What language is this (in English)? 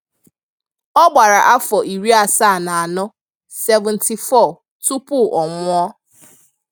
Igbo